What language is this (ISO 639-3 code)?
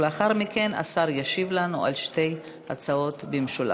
heb